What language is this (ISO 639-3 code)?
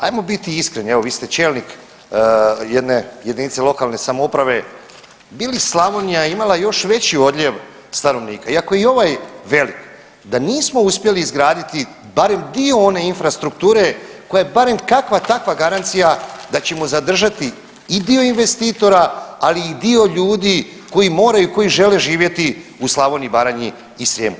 hrv